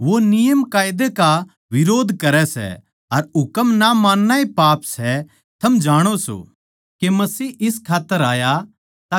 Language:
Haryanvi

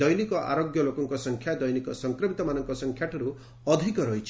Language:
Odia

